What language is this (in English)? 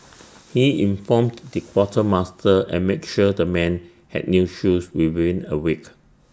English